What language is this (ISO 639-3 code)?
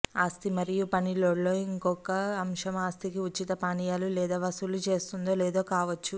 tel